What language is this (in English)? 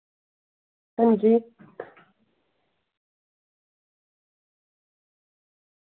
Dogri